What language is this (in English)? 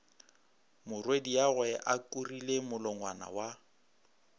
Northern Sotho